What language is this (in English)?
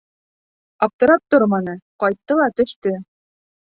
Bashkir